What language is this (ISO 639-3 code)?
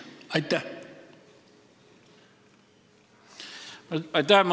est